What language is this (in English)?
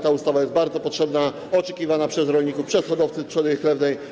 Polish